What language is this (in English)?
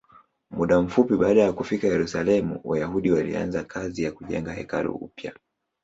Swahili